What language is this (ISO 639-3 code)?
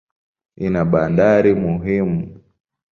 swa